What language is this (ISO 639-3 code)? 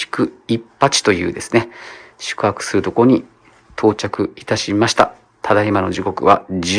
jpn